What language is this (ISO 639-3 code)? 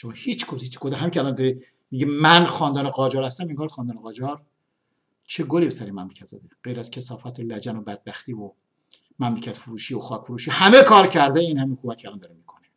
fas